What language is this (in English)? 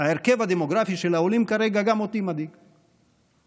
Hebrew